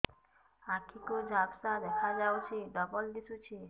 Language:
Odia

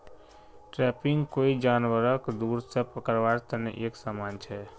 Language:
Magahi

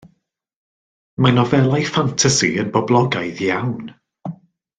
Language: Welsh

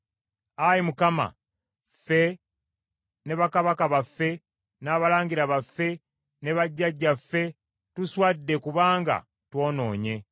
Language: Ganda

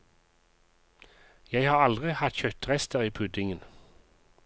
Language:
Norwegian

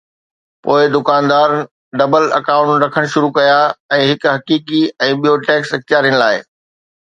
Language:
Sindhi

